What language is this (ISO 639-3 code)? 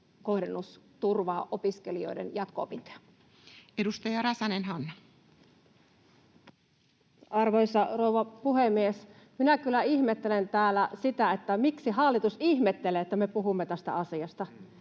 fin